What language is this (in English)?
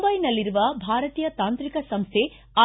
Kannada